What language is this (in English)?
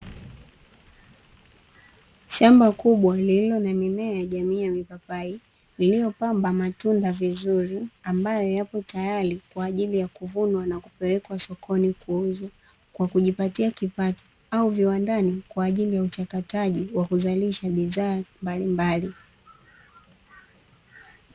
Swahili